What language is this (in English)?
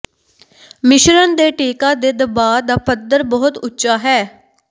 Punjabi